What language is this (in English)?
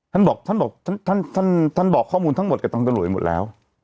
Thai